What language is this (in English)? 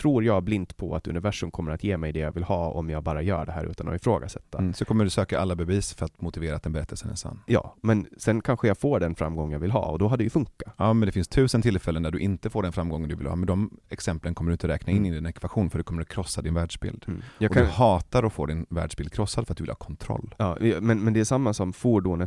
Swedish